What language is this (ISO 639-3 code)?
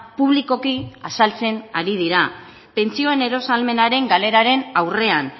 eus